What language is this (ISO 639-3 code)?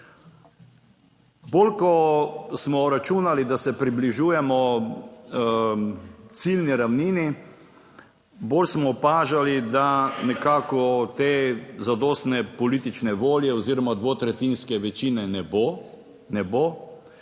slv